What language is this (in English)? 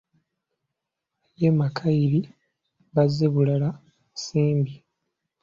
Ganda